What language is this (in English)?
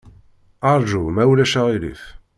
Kabyle